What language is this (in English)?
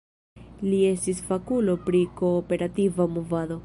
Esperanto